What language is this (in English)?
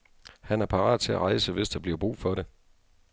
Danish